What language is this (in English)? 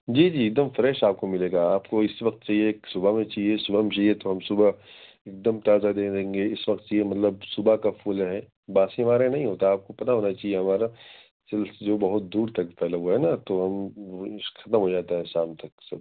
Urdu